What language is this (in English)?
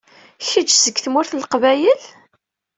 Kabyle